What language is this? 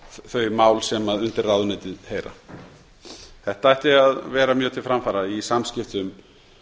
Icelandic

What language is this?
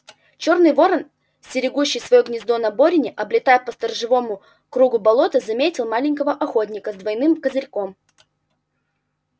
Russian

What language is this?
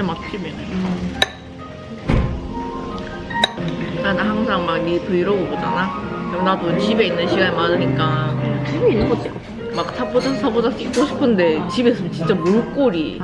Korean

